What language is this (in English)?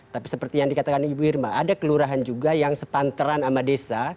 Indonesian